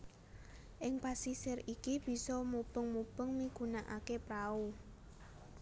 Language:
Javanese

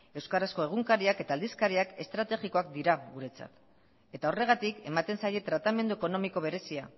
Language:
Basque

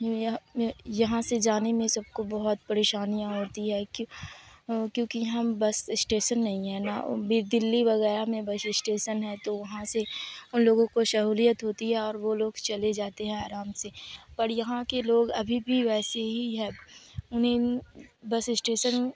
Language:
Urdu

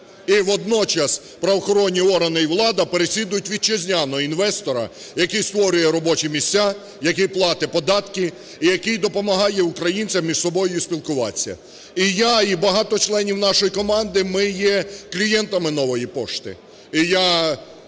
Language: Ukrainian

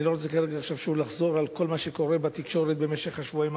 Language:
Hebrew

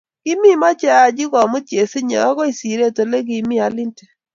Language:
Kalenjin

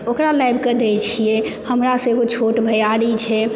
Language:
Maithili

